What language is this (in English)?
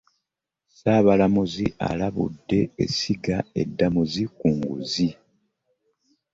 Ganda